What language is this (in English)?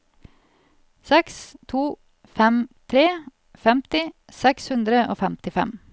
Norwegian